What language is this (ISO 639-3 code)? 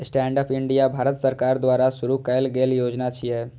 mai